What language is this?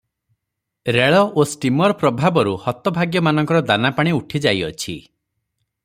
Odia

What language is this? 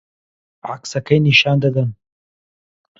Central Kurdish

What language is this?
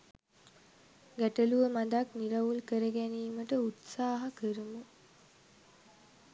Sinhala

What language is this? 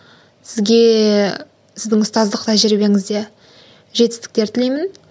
Kazakh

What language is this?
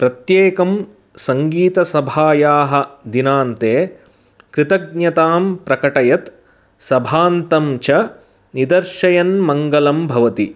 Sanskrit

